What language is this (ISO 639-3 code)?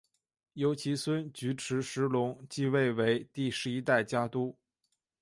zho